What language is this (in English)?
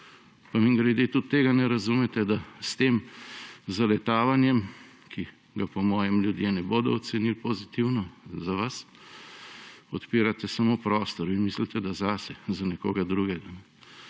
Slovenian